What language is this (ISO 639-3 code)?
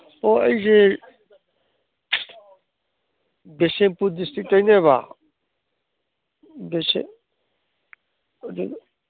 mni